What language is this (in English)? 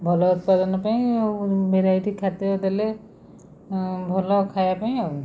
Odia